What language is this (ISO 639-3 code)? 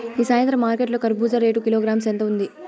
tel